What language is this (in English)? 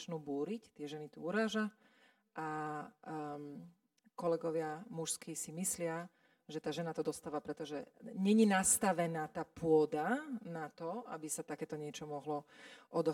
Slovak